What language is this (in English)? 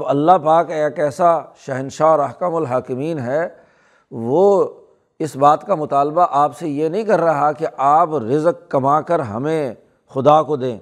Urdu